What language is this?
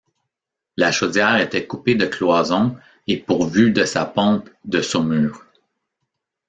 French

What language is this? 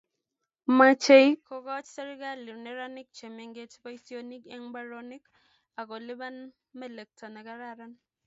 Kalenjin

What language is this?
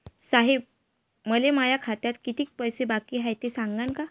Marathi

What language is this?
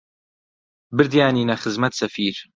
Central Kurdish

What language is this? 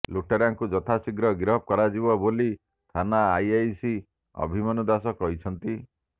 Odia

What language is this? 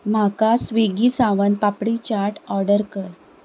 Konkani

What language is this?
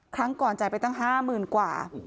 Thai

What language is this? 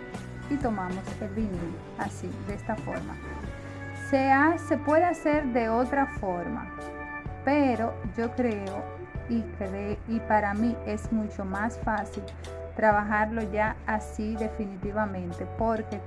Spanish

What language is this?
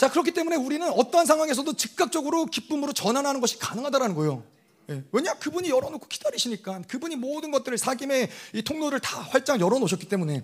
Korean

